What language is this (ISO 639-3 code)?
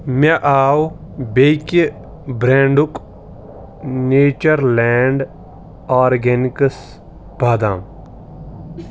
kas